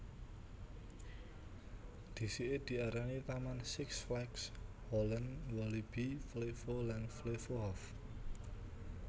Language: Javanese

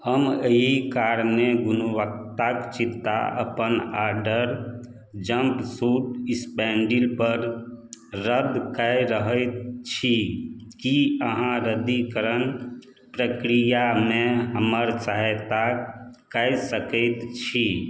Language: Maithili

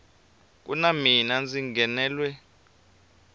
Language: Tsonga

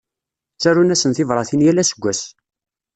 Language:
Kabyle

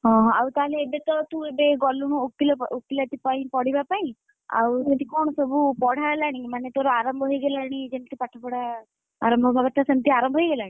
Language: Odia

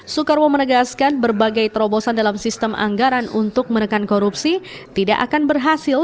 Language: Indonesian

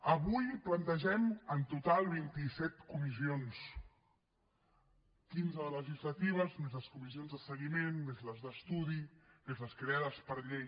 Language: Catalan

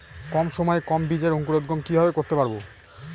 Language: Bangla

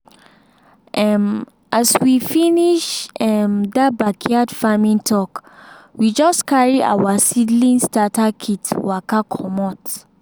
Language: Nigerian Pidgin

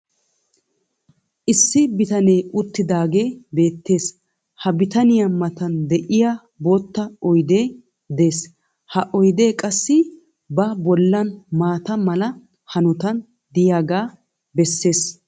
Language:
Wolaytta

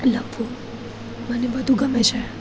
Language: Gujarati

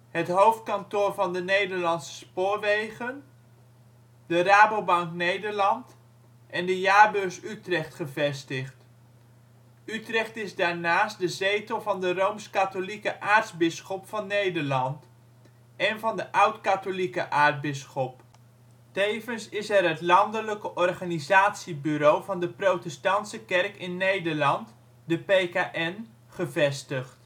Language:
Dutch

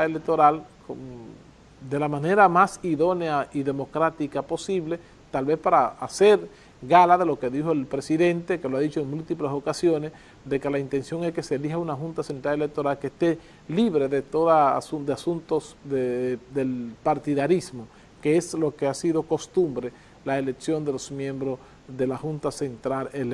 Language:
Spanish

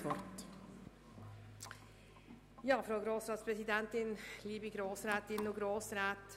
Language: Swiss German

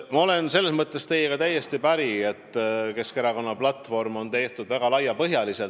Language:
Estonian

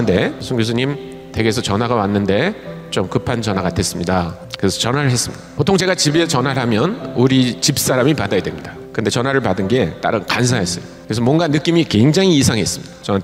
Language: Korean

